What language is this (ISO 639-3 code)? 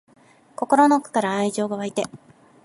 jpn